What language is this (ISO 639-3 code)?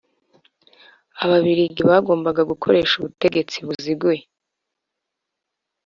kin